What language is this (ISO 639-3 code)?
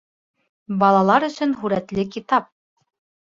bak